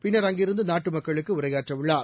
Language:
Tamil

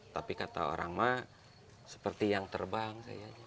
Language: Indonesian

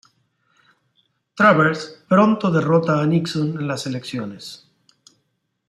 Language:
Spanish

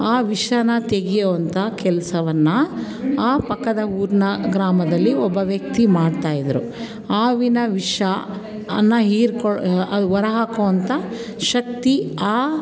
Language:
Kannada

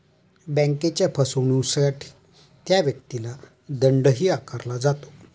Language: Marathi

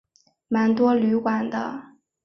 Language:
Chinese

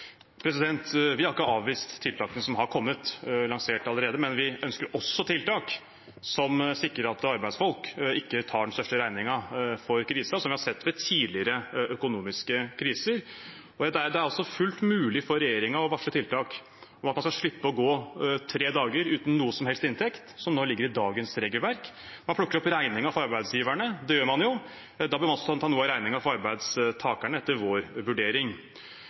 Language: Norwegian Bokmål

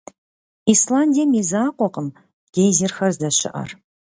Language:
Kabardian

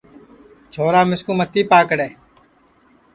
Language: Sansi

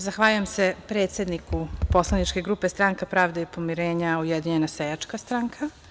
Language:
Serbian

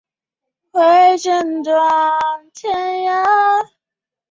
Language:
Chinese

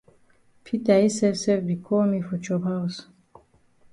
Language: Cameroon Pidgin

